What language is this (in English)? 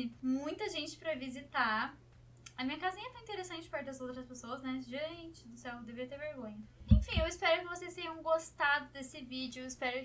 Portuguese